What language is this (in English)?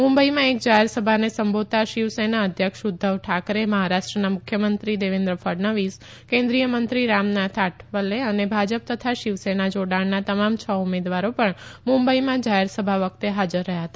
Gujarati